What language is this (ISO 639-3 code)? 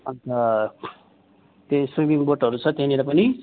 nep